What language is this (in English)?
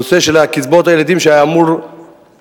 Hebrew